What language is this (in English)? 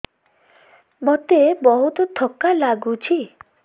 Odia